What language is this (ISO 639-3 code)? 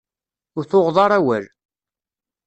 kab